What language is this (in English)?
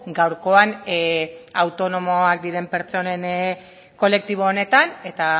Basque